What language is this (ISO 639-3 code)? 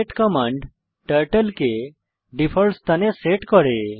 ben